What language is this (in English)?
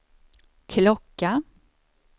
Swedish